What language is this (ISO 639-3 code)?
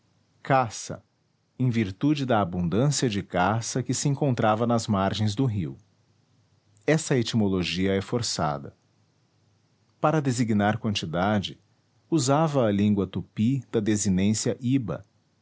por